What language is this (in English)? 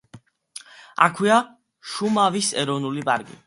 Georgian